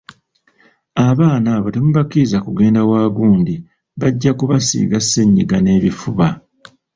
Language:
Ganda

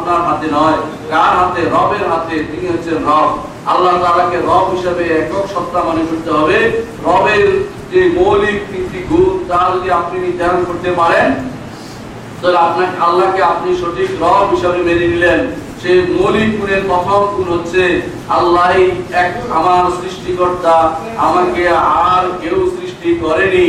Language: Bangla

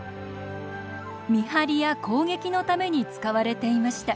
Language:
Japanese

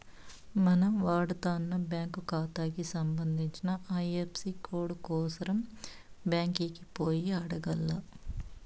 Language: Telugu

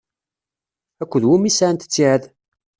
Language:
Kabyle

